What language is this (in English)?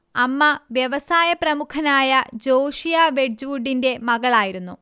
Malayalam